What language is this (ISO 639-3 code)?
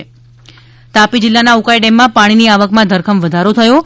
guj